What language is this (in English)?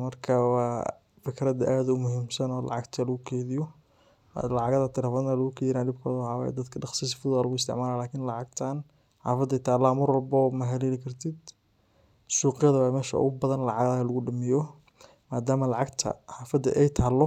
Somali